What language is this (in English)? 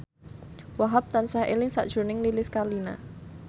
Javanese